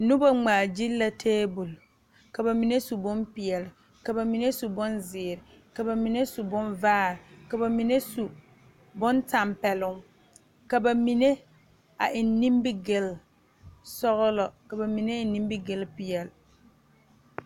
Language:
Southern Dagaare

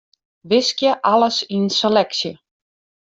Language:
Western Frisian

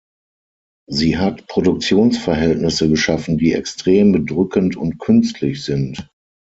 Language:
German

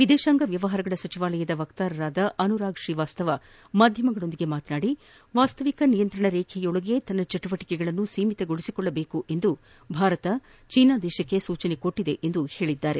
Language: Kannada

